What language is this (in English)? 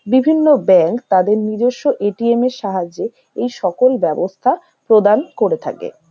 Bangla